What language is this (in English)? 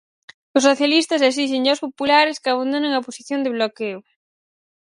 Galician